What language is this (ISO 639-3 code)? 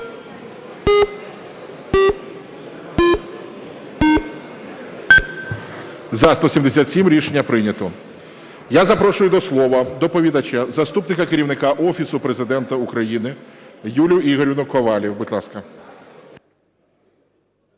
ukr